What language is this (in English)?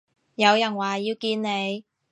Cantonese